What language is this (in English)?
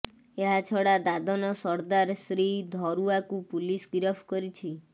Odia